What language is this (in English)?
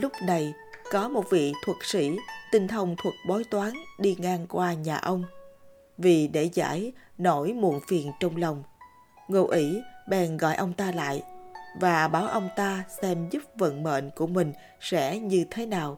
Vietnamese